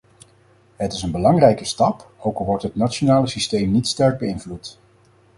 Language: Dutch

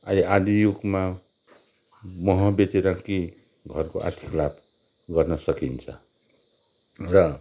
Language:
Nepali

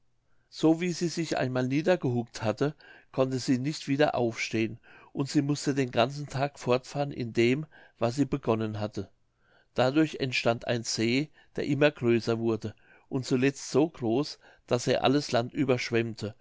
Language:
German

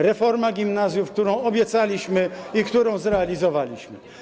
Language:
Polish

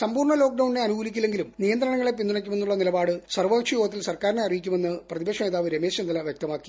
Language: Malayalam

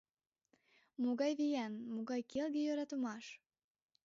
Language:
Mari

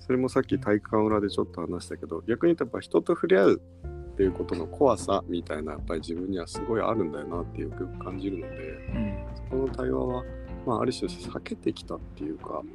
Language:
Japanese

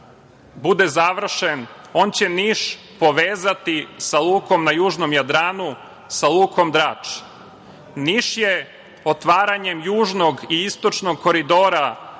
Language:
Serbian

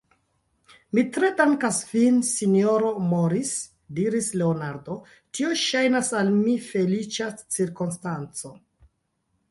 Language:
Esperanto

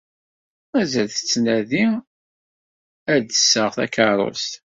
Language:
Kabyle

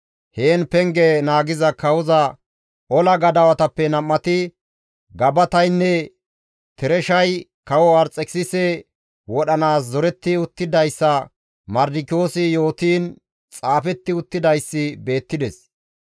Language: Gamo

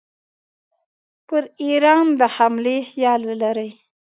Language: Pashto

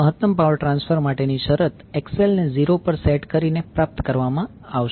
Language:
Gujarati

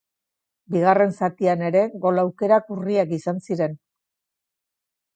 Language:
Basque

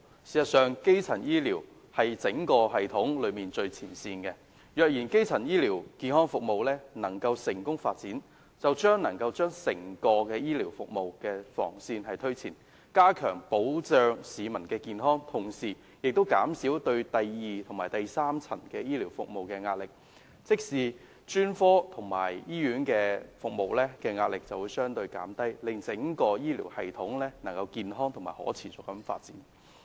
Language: Cantonese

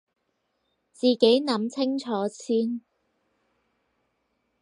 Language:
Cantonese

